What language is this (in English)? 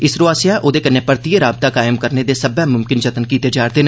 Dogri